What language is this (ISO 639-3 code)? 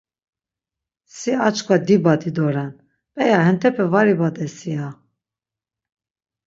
lzz